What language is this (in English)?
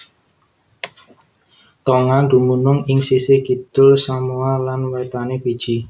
Javanese